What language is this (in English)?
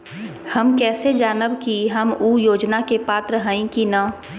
Magahi